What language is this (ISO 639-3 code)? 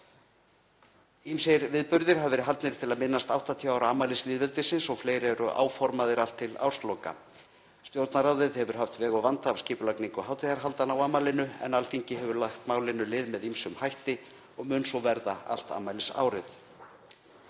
isl